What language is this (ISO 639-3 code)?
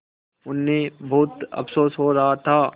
hin